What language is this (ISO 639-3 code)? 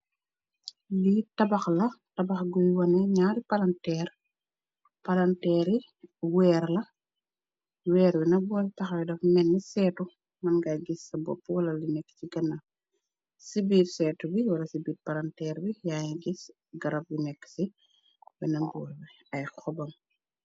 wol